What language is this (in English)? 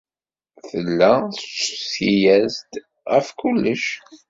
Kabyle